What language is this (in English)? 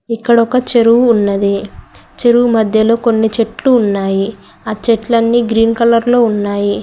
Telugu